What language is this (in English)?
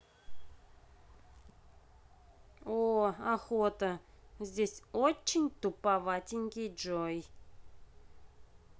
Russian